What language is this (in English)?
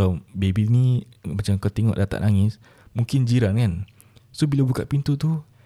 Malay